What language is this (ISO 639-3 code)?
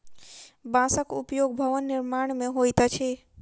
mai